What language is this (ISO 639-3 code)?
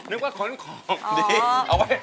tha